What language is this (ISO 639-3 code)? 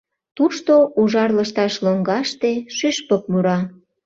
chm